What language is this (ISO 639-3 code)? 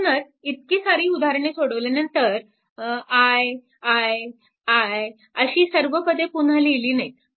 mar